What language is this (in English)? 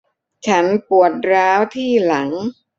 Thai